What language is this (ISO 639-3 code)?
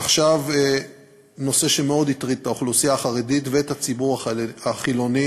heb